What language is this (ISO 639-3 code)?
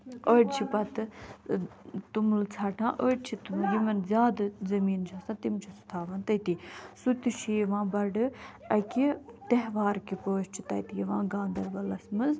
kas